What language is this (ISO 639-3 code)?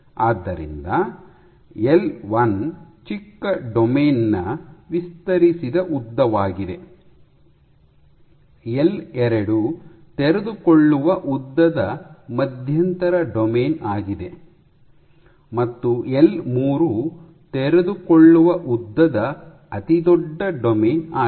kan